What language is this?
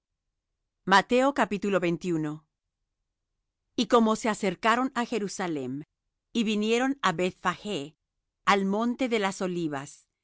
Spanish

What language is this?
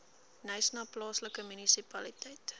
Afrikaans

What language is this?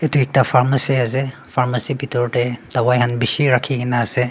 Naga Pidgin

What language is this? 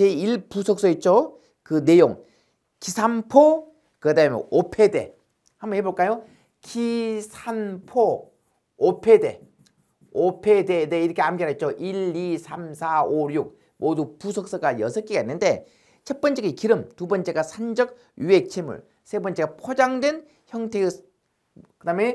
Korean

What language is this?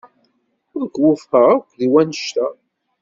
Kabyle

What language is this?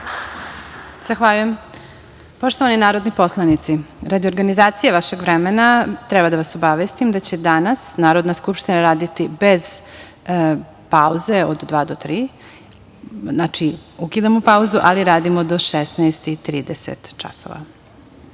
Serbian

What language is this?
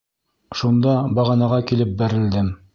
Bashkir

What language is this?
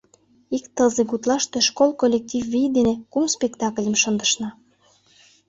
Mari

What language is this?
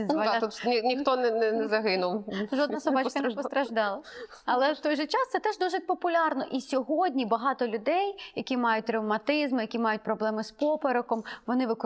Ukrainian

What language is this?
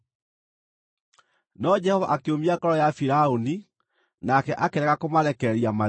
Kikuyu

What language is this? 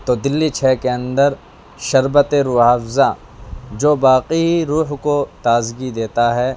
Urdu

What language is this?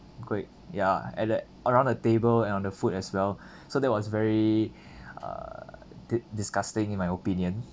English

